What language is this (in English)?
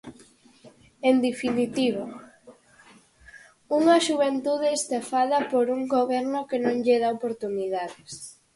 Galician